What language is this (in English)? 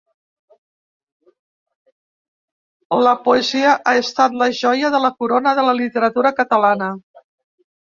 Catalan